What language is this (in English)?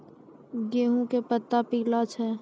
Maithili